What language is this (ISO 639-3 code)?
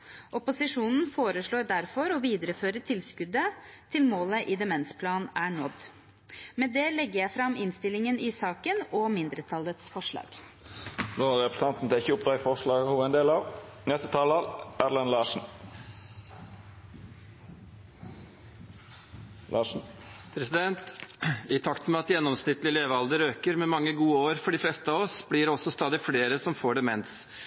nor